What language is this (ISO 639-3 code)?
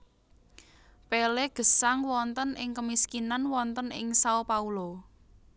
jav